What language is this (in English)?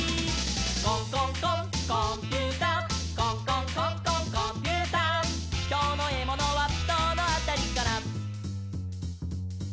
Japanese